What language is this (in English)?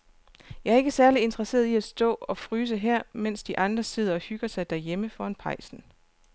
Danish